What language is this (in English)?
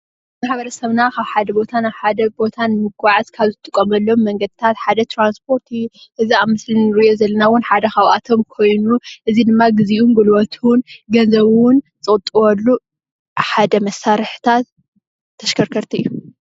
Tigrinya